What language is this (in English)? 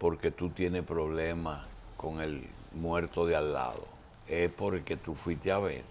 Spanish